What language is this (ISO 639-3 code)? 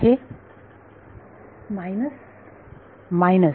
mar